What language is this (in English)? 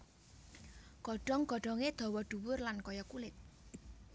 Javanese